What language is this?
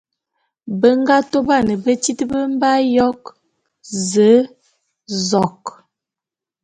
Bulu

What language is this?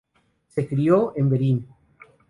Spanish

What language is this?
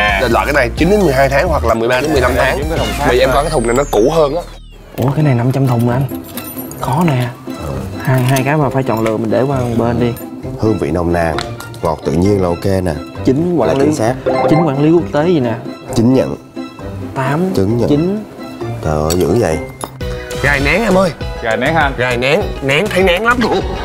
Vietnamese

